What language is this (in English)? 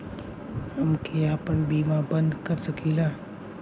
Bhojpuri